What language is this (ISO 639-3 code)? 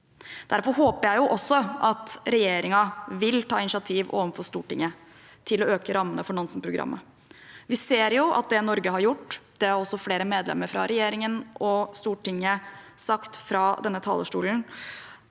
nor